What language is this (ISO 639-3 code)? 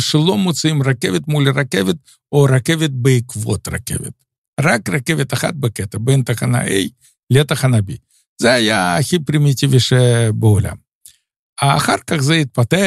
heb